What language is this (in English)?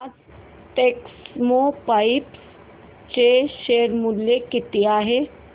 Marathi